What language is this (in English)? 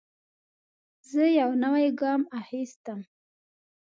Pashto